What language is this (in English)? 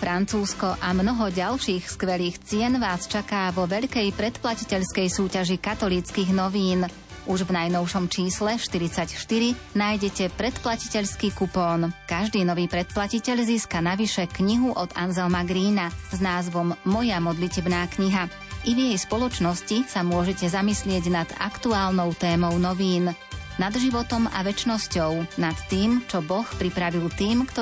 Slovak